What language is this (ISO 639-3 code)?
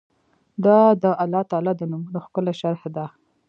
pus